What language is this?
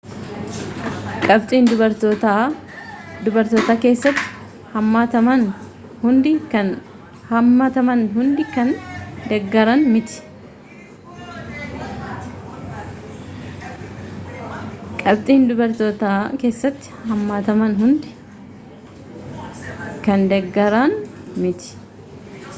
Oromo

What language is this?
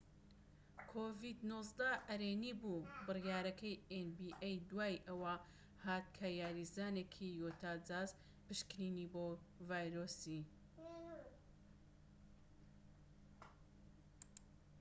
Central Kurdish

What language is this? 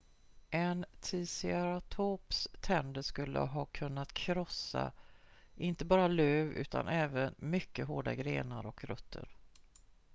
Swedish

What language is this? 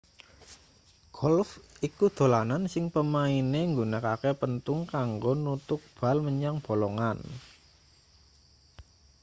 Javanese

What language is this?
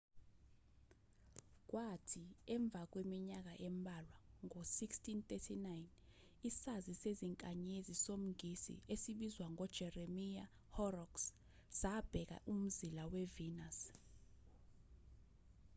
Zulu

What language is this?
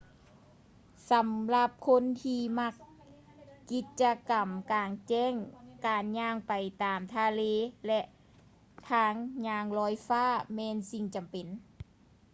Lao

